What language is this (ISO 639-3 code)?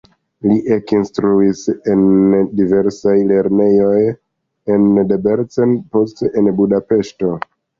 epo